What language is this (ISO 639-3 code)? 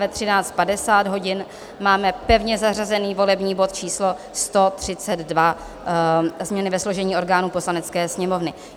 ces